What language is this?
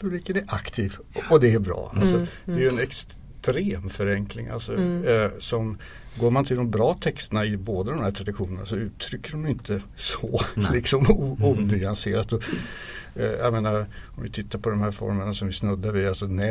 Swedish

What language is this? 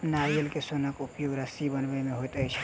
Maithili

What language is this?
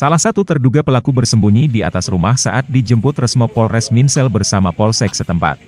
Indonesian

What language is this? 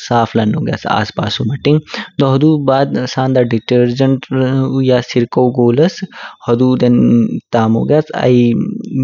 Kinnauri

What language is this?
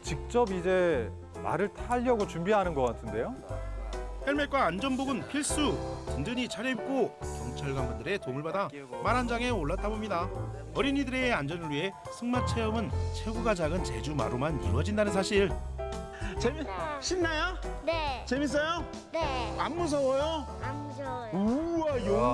Korean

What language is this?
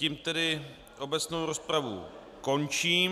Czech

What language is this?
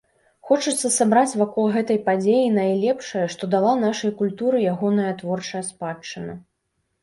Belarusian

